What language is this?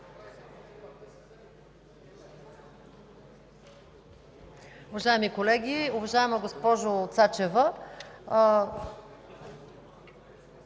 Bulgarian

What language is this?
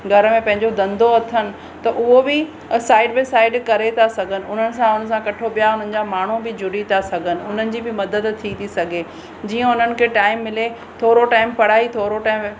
Sindhi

